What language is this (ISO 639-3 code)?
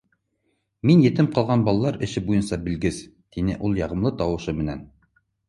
bak